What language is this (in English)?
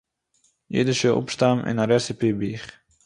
Yiddish